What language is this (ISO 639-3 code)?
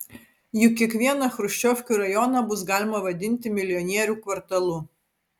lit